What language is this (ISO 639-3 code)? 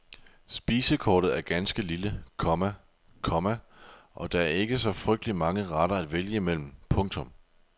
dan